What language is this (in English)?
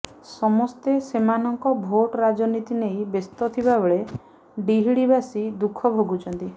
Odia